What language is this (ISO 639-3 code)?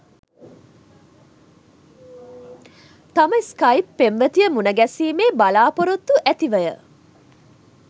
sin